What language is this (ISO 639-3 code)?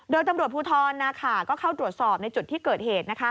tha